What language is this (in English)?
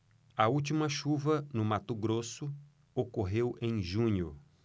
Portuguese